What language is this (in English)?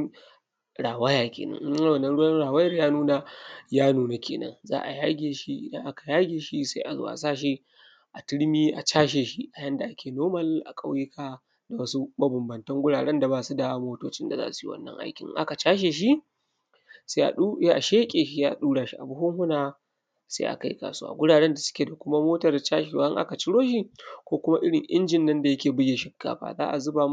Hausa